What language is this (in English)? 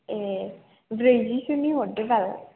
Bodo